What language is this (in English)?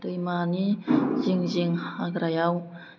Bodo